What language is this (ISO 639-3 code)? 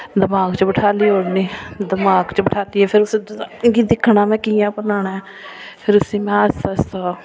doi